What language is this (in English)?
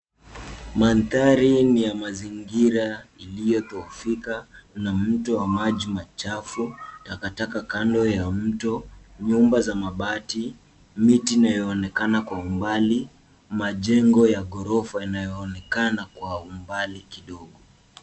Swahili